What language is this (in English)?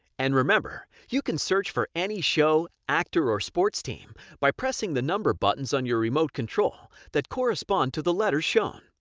English